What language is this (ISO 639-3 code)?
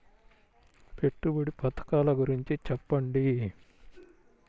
tel